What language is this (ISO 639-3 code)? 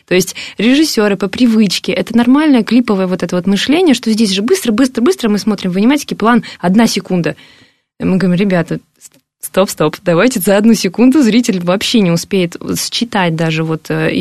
rus